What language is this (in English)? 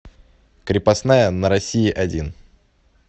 Russian